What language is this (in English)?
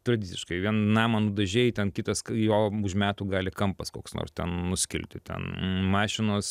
Lithuanian